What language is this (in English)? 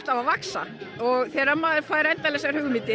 Icelandic